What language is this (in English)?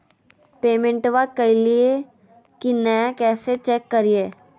Magahi